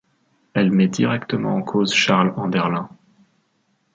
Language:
French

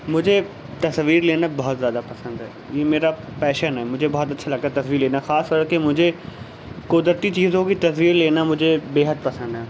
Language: Urdu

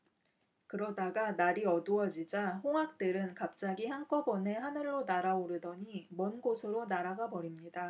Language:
Korean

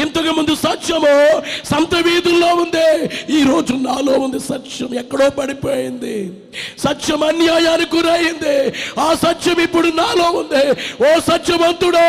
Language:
Telugu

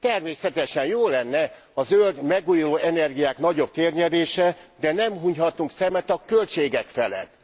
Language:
Hungarian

